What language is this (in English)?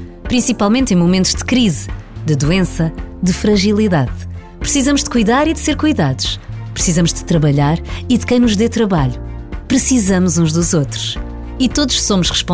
Portuguese